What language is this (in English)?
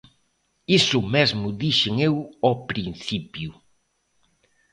Galician